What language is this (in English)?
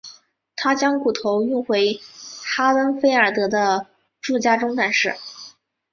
Chinese